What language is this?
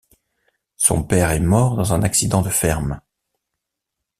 French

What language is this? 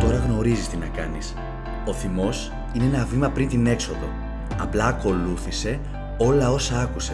Greek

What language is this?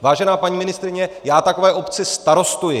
Czech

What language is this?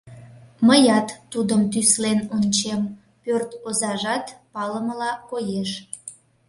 Mari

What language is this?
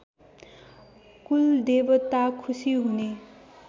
Nepali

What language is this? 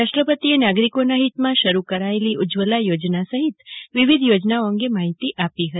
Gujarati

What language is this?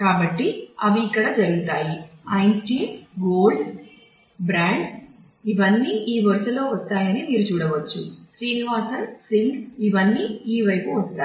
Telugu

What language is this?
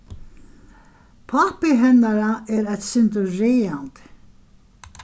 Faroese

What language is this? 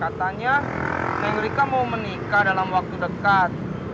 Indonesian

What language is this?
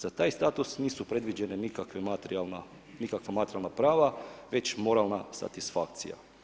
Croatian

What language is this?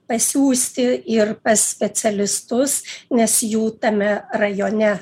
Lithuanian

